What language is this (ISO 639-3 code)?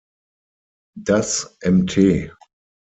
deu